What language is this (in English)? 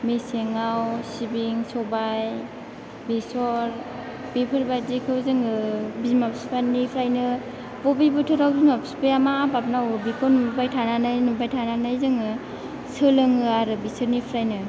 Bodo